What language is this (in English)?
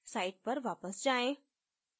Hindi